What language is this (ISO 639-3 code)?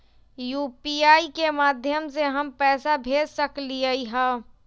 mag